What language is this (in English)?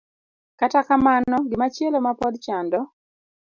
Luo (Kenya and Tanzania)